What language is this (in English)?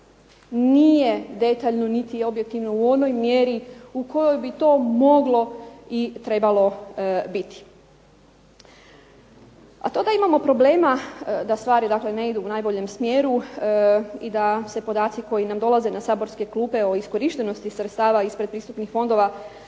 Croatian